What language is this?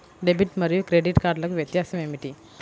Telugu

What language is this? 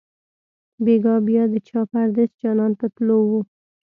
Pashto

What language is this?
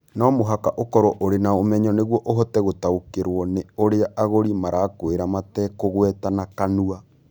Kikuyu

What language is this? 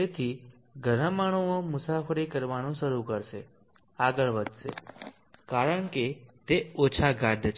Gujarati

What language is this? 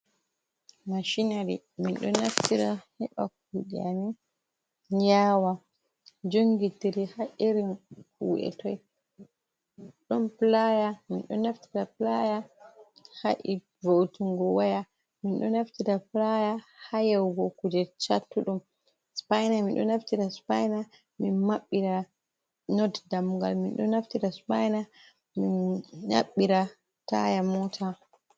Fula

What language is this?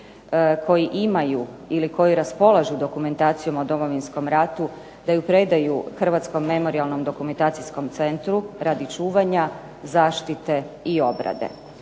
Croatian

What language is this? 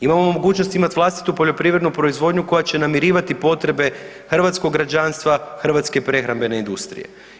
Croatian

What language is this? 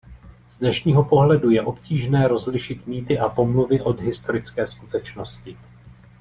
Czech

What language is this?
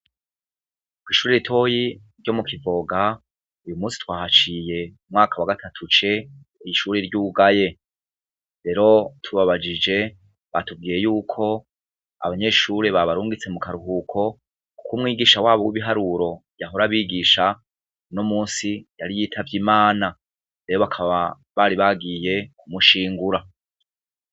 Rundi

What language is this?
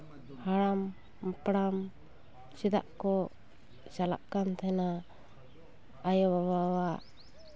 Santali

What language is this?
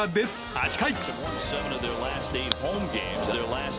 Japanese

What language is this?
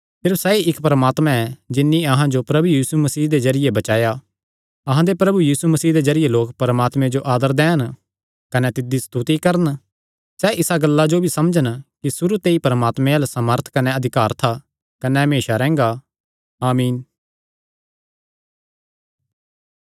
Kangri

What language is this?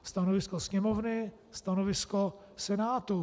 Czech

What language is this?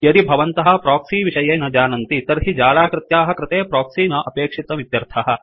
Sanskrit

